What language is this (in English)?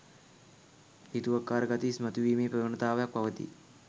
Sinhala